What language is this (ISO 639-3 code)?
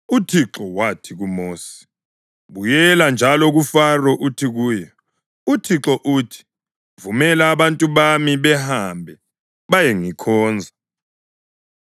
nde